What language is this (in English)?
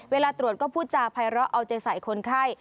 Thai